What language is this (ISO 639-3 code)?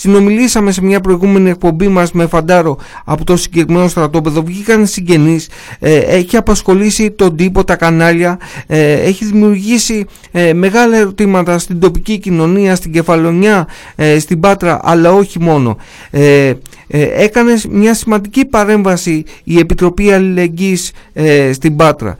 ell